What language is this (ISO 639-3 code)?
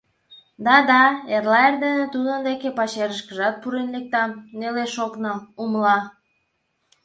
chm